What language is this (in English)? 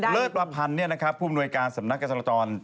Thai